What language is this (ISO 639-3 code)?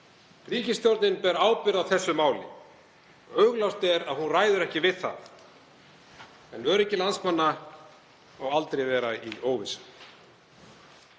isl